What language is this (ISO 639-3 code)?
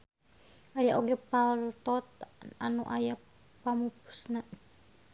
sun